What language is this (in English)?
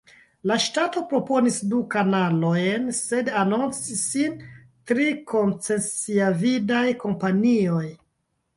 Esperanto